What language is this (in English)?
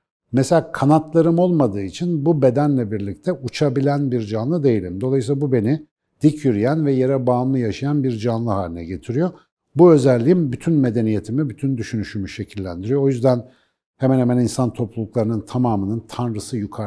Turkish